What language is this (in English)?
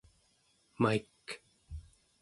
Central Yupik